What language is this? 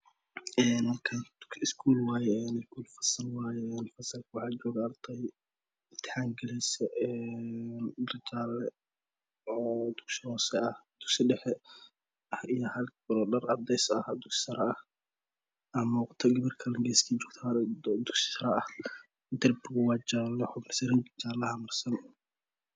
Somali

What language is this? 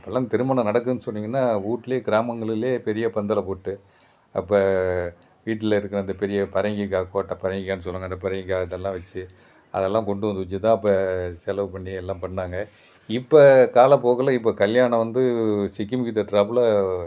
Tamil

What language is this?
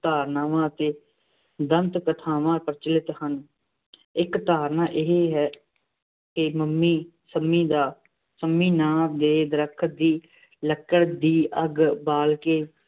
Punjabi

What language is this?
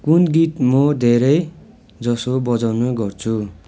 Nepali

